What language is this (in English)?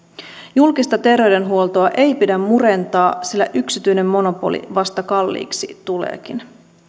Finnish